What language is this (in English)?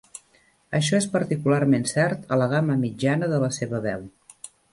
Catalan